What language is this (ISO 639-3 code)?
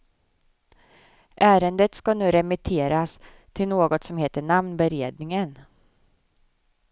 swe